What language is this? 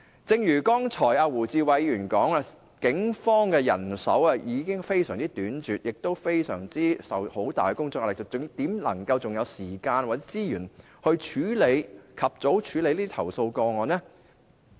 Cantonese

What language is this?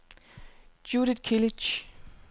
Danish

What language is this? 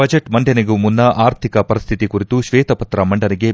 Kannada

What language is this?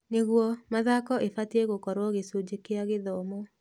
Kikuyu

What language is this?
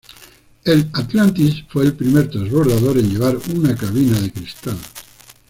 Spanish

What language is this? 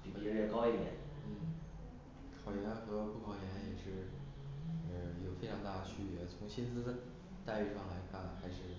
Chinese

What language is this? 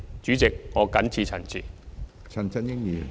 Cantonese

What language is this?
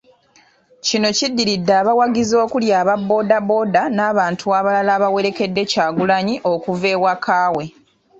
Ganda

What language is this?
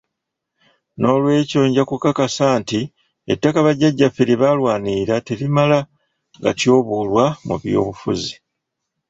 Ganda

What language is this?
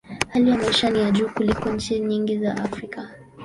Swahili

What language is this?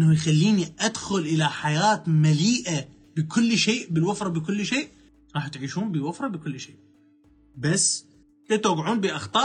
Arabic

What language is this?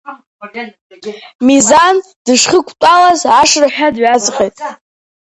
Abkhazian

